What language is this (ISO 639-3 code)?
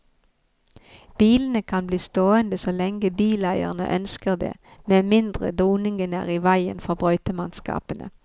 nor